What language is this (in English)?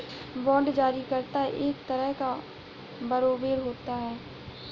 Hindi